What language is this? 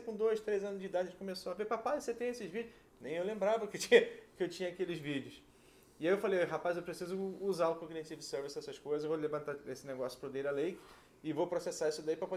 Portuguese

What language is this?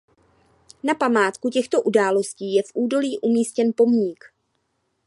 Czech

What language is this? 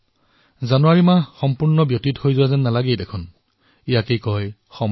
Assamese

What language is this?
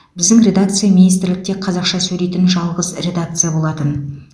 Kazakh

